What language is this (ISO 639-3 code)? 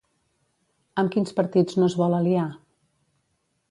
cat